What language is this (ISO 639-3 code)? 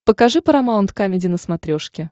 rus